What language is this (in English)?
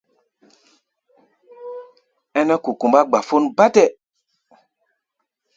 Gbaya